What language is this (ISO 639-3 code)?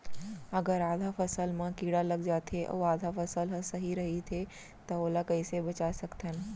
hne